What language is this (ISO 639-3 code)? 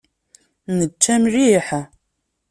kab